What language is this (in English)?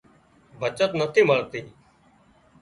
Wadiyara Koli